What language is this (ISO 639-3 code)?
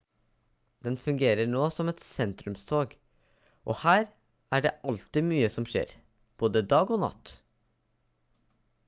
nob